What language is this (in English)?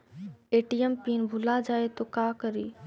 Magahi